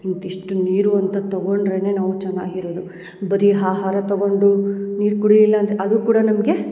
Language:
Kannada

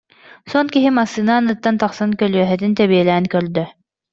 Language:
Yakut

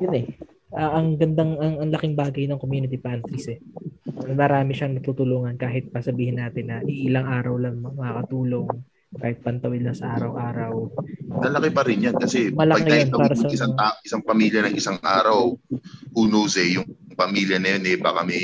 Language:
Filipino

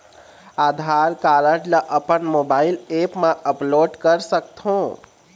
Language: Chhattisgarhi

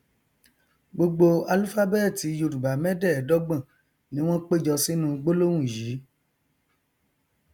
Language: Yoruba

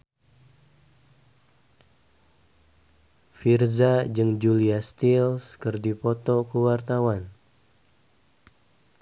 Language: Sundanese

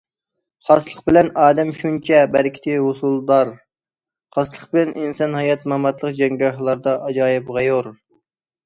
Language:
Uyghur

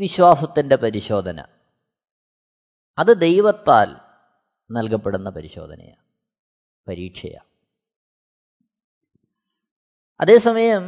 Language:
Malayalam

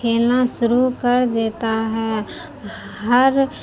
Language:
Urdu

